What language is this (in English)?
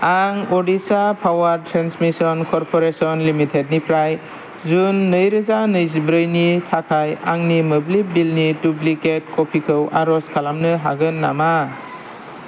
Bodo